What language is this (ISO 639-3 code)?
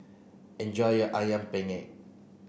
eng